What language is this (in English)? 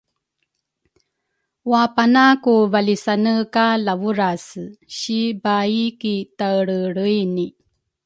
Rukai